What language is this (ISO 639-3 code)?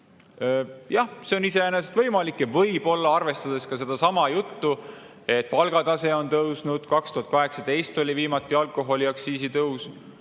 est